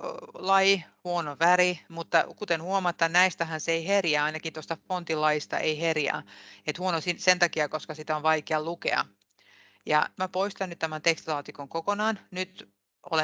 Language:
Finnish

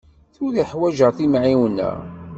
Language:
Kabyle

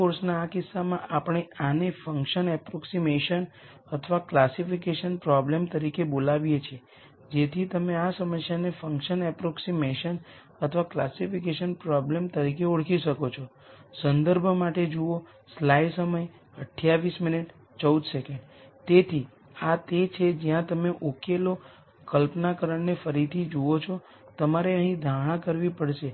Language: Gujarati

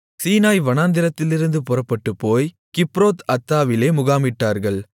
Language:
Tamil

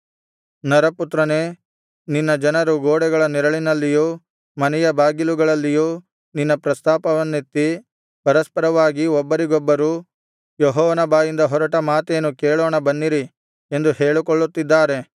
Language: Kannada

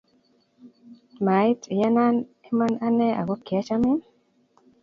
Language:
Kalenjin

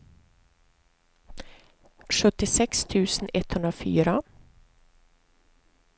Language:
Swedish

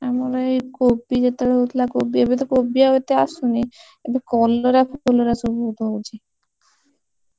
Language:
Odia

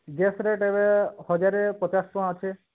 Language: Odia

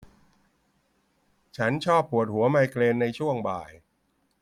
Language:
Thai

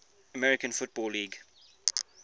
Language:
English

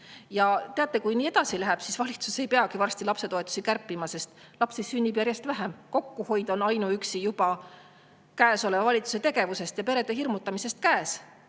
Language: Estonian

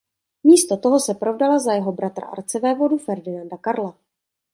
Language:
Czech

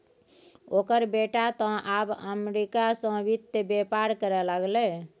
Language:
Maithili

